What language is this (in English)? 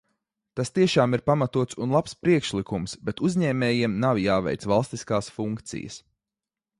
Latvian